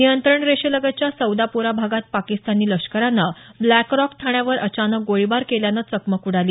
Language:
Marathi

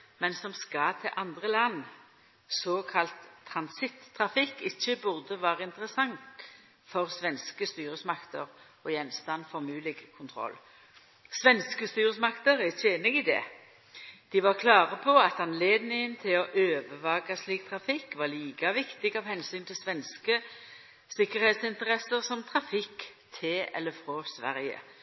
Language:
Norwegian Nynorsk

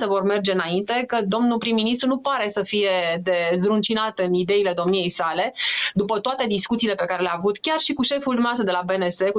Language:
Romanian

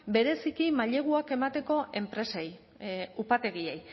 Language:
Basque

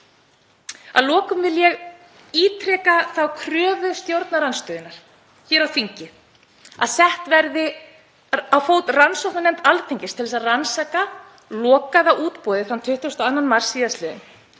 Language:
Icelandic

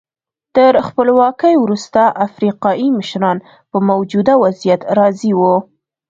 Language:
Pashto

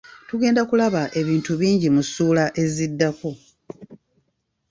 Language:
Ganda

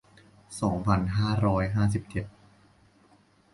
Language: Thai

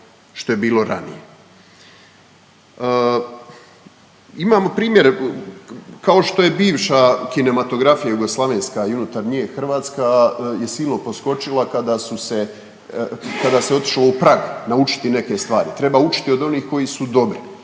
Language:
Croatian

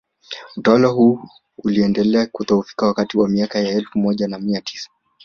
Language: Swahili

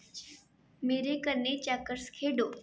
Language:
Dogri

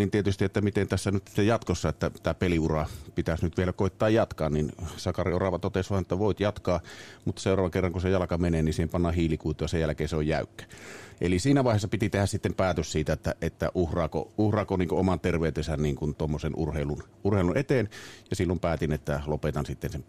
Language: Finnish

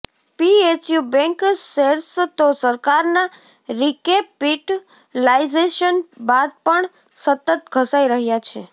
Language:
Gujarati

